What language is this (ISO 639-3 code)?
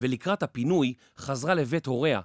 heb